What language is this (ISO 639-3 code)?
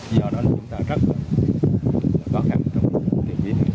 vie